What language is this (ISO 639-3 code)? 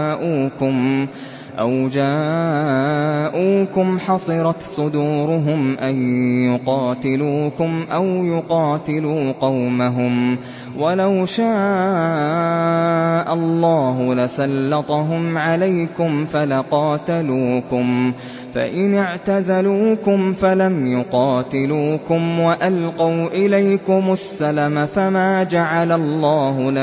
ara